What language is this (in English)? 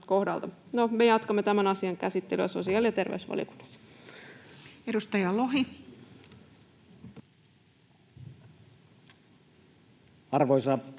Finnish